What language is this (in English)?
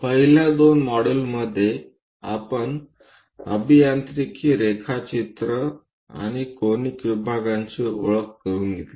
Marathi